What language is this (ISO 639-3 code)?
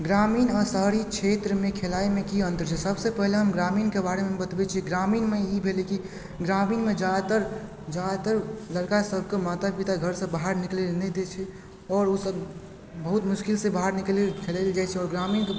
mai